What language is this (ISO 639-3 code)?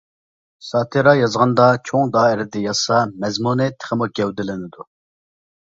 uig